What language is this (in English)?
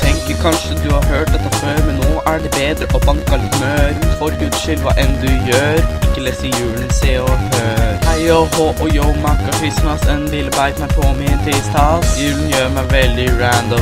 Norwegian